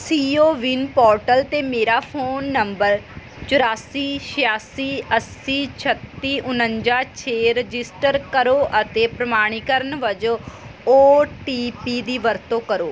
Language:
Punjabi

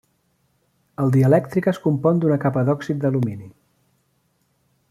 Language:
Catalan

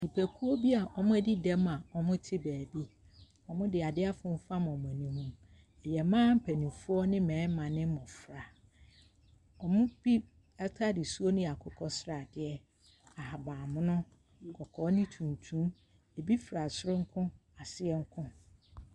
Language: Akan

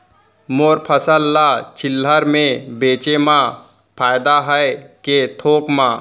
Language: Chhattisgarhi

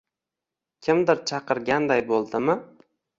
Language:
Uzbek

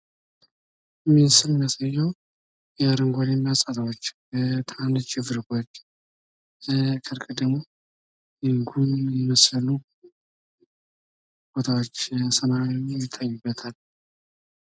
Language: Amharic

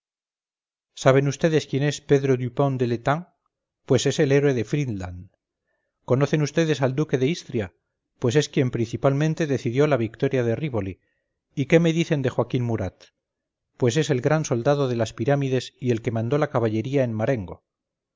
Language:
Spanish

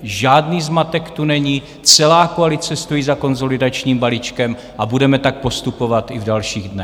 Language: Czech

